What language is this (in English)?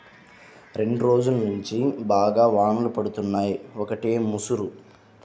Telugu